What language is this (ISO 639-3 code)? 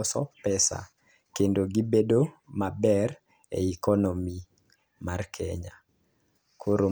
luo